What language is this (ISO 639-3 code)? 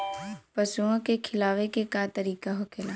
bho